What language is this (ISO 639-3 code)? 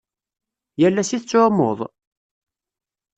kab